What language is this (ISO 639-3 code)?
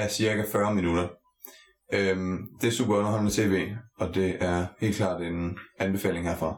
dan